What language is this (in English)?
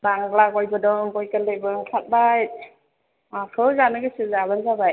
Bodo